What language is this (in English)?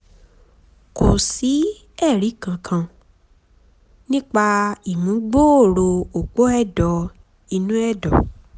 Yoruba